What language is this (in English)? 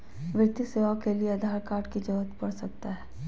Magahi